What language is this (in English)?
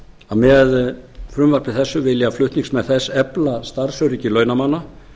Icelandic